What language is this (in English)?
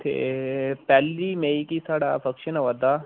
Dogri